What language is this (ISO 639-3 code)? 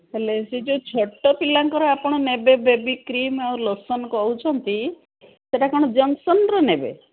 ori